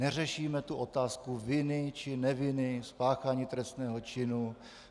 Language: Czech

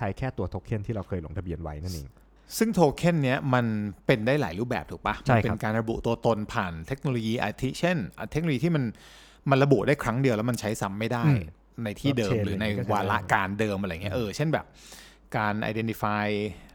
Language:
Thai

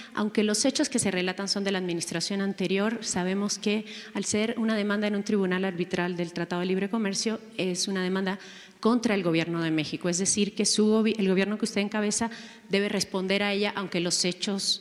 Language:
Spanish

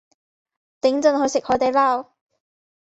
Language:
Cantonese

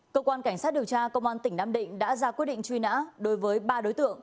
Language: Vietnamese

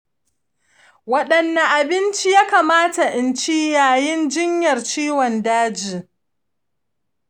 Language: Hausa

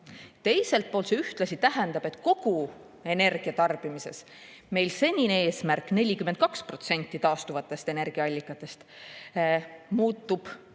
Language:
Estonian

